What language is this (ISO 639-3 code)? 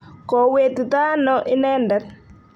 kln